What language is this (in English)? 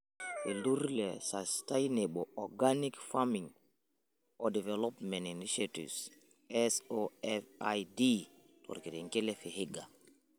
Masai